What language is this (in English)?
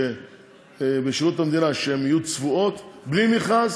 Hebrew